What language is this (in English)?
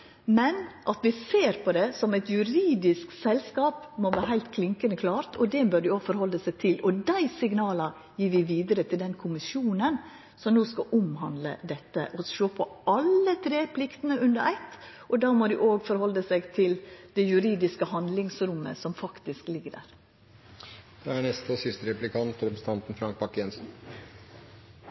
Norwegian